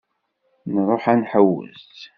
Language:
Kabyle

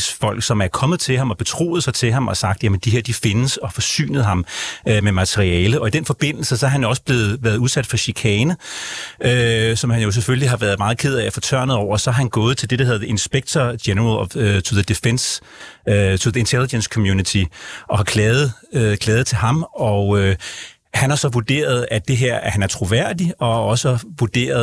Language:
Danish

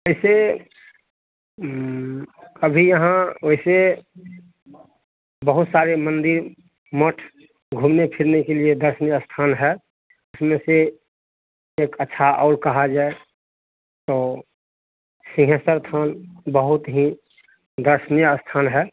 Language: Hindi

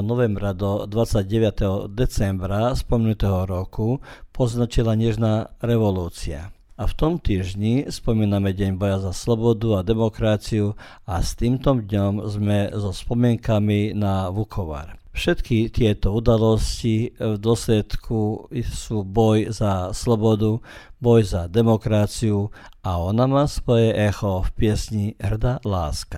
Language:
Croatian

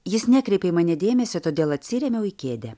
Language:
Lithuanian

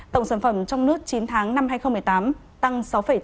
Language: Vietnamese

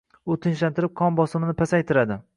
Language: Uzbek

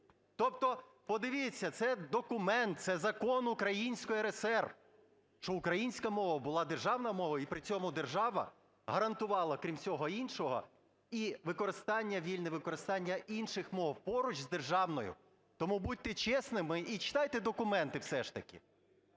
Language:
Ukrainian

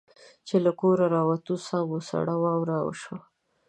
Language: Pashto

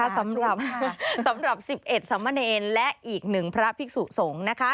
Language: Thai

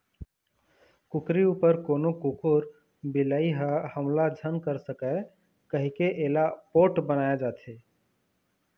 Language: Chhattisgarhi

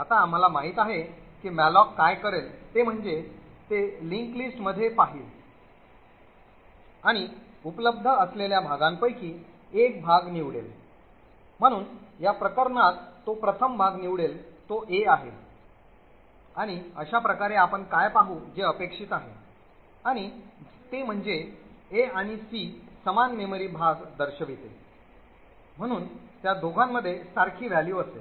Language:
Marathi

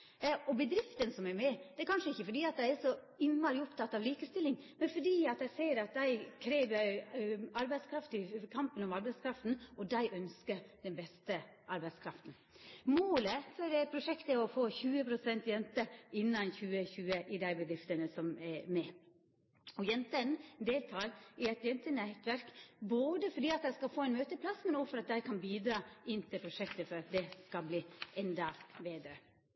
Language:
Norwegian Nynorsk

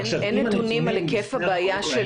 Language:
Hebrew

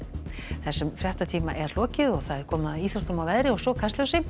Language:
Icelandic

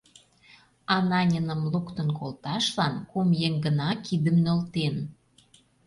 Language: Mari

